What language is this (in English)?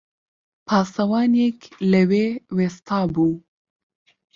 Central Kurdish